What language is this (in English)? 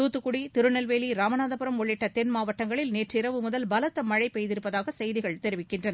Tamil